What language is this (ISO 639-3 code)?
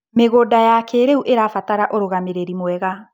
kik